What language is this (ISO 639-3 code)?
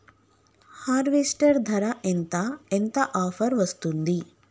tel